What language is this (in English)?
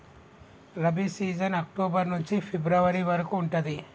Telugu